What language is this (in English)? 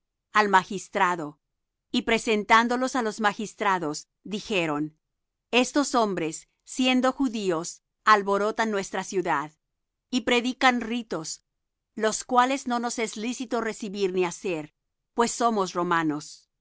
Spanish